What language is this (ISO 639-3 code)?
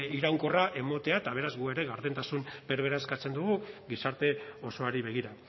eus